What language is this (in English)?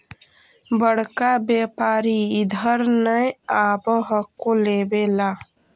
Magahi